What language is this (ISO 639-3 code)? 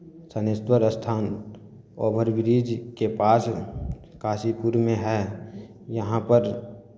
mai